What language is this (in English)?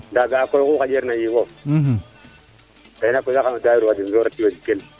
Serer